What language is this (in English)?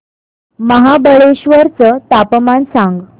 Marathi